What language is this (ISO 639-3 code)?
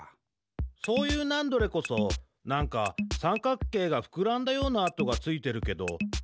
jpn